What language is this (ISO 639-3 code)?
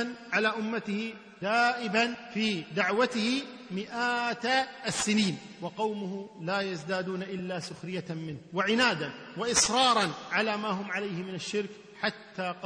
ara